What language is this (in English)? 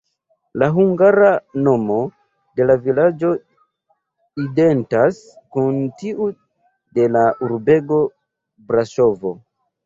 Esperanto